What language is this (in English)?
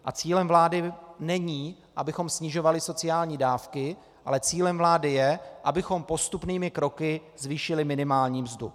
Czech